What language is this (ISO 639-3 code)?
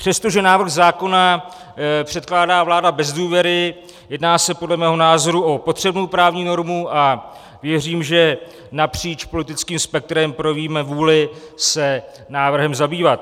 ces